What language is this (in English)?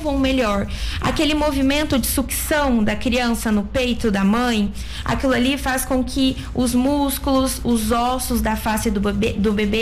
Portuguese